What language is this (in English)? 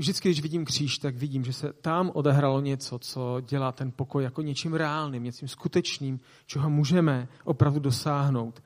Czech